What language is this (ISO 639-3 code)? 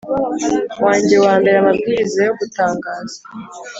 kin